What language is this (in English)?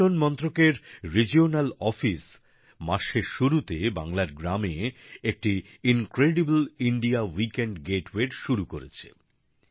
Bangla